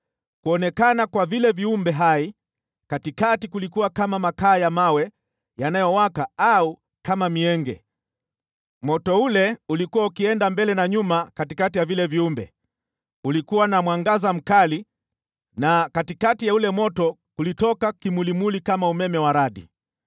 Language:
Swahili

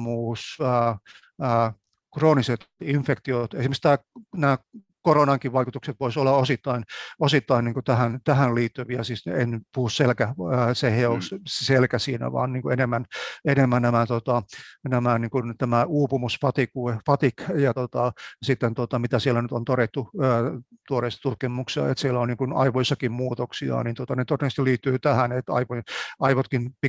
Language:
Finnish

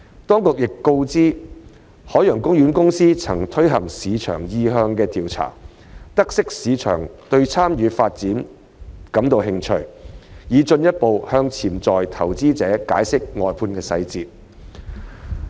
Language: Cantonese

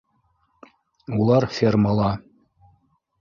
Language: Bashkir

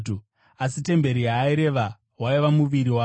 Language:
Shona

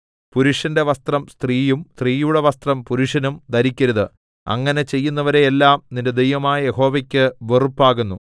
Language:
Malayalam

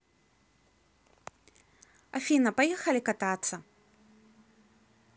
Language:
Russian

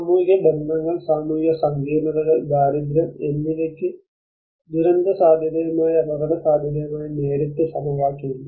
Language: Malayalam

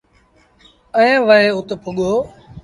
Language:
Sindhi Bhil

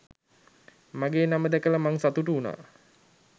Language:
Sinhala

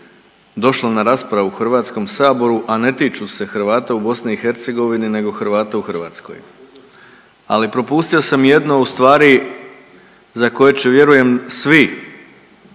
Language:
Croatian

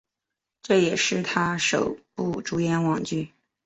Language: Chinese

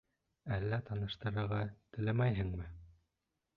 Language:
Bashkir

